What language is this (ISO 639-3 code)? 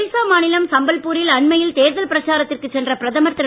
tam